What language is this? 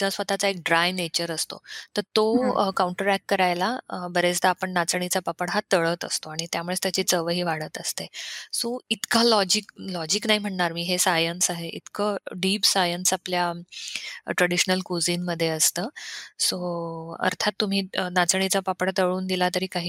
Marathi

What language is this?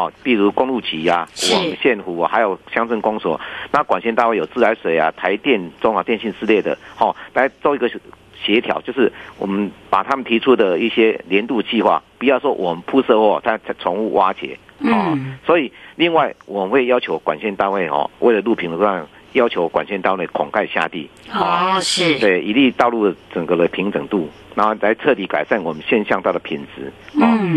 Chinese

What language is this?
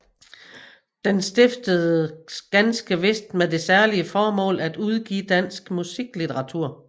Danish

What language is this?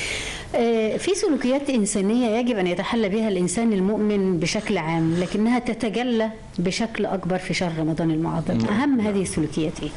Arabic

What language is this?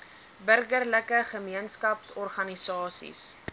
Afrikaans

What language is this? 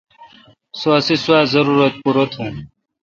Kalkoti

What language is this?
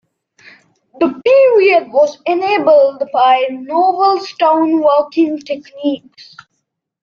English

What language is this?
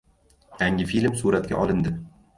Uzbek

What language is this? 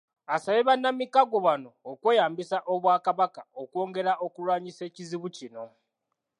Ganda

